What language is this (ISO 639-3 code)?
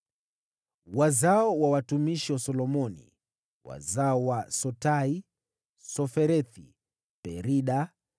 swa